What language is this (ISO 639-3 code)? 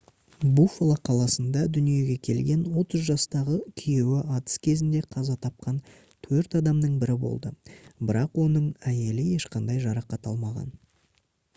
kaz